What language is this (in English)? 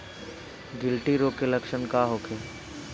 Bhojpuri